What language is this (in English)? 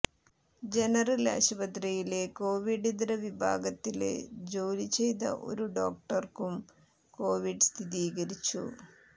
Malayalam